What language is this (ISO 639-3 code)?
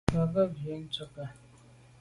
byv